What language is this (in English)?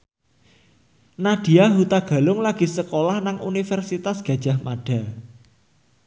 Javanese